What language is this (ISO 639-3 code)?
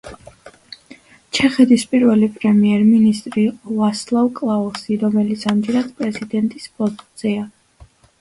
kat